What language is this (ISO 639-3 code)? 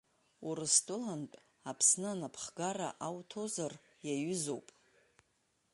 abk